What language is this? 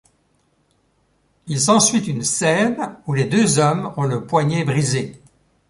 French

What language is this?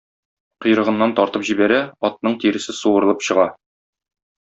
Tatar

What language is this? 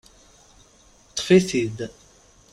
Kabyle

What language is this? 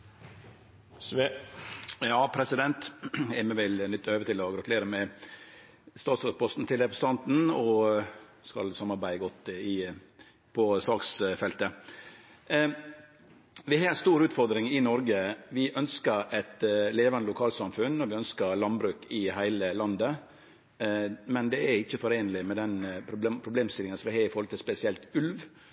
Norwegian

